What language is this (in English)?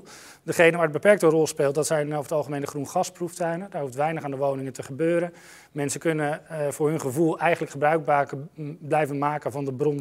Dutch